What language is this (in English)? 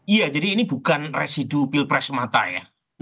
Indonesian